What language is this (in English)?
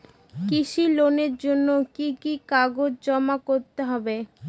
Bangla